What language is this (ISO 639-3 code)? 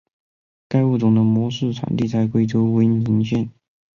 zho